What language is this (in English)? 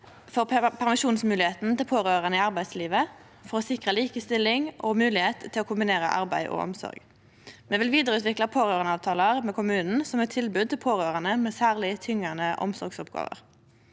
Norwegian